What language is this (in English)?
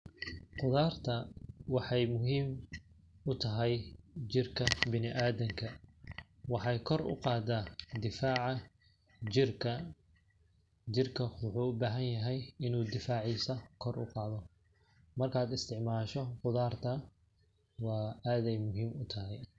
Somali